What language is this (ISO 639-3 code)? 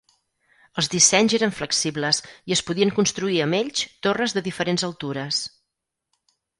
cat